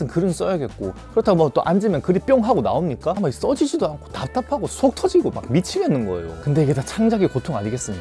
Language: Korean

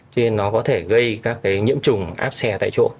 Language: Vietnamese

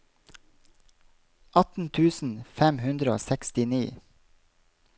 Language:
Norwegian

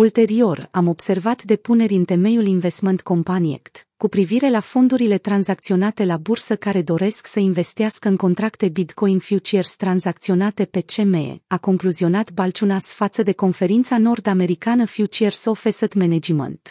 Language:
Romanian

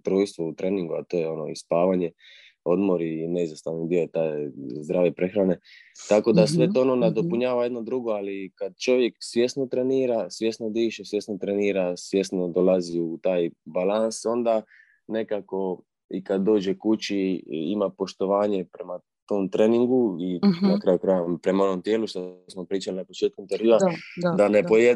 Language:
Croatian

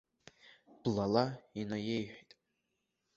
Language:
Abkhazian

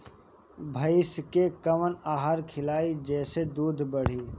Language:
Bhojpuri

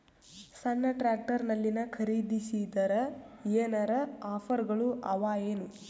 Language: Kannada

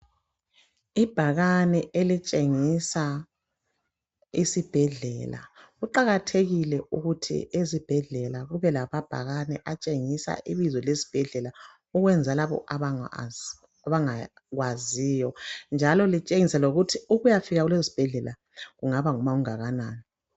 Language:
North Ndebele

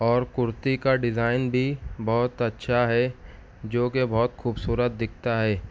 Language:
Urdu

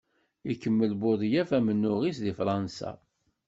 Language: Kabyle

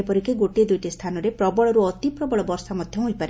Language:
Odia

